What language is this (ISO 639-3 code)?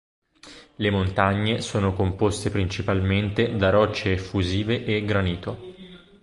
ita